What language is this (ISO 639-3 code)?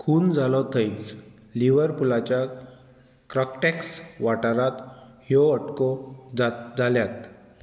kok